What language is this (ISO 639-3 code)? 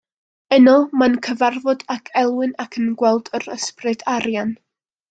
cym